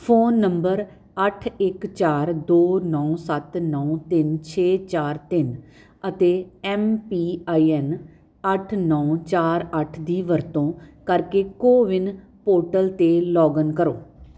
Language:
Punjabi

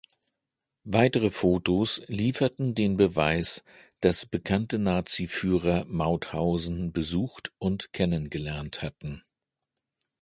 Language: German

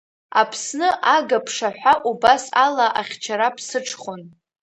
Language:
Abkhazian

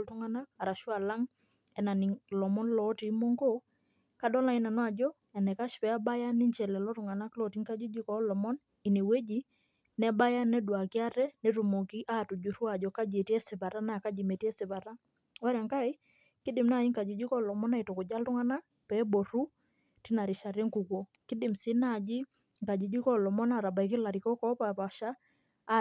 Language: Masai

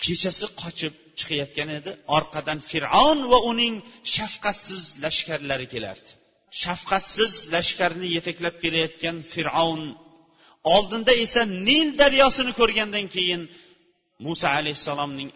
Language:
Bulgarian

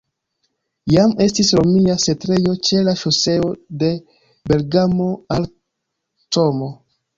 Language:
Esperanto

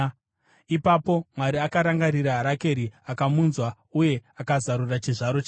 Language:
Shona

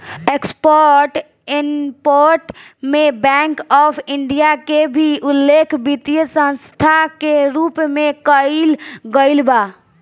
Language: Bhojpuri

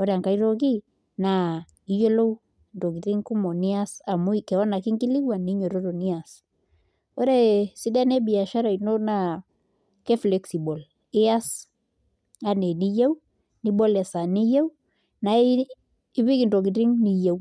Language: Masai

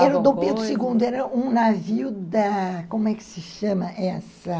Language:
Portuguese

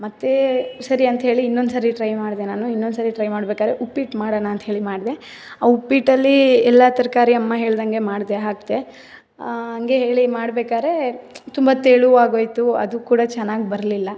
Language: Kannada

